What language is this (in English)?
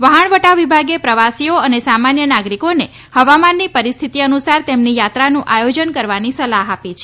Gujarati